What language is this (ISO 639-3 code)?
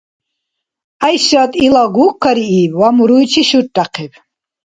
dar